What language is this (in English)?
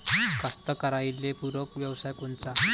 Marathi